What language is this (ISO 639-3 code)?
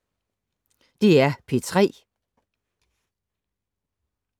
dan